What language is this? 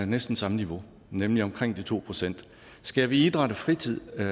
Danish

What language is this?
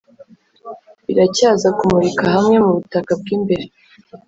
Kinyarwanda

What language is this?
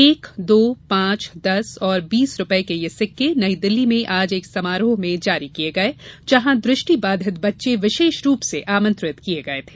Hindi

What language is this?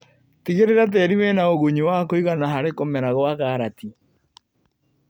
Kikuyu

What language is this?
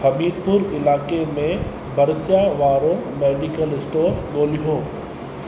Sindhi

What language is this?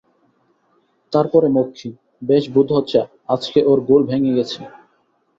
Bangla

